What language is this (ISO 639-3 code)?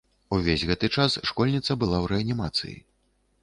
bel